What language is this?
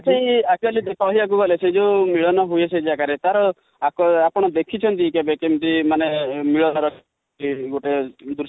Odia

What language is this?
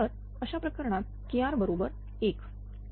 Marathi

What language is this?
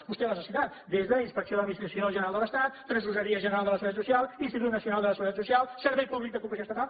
Catalan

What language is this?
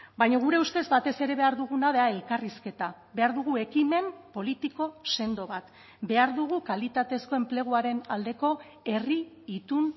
Basque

